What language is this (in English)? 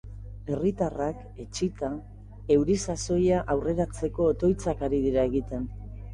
Basque